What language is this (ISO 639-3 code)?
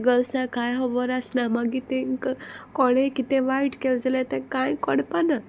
kok